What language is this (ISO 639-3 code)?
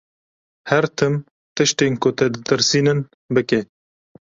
kur